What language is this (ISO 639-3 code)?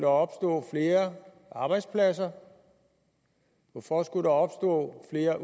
dan